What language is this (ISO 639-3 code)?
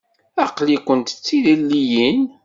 kab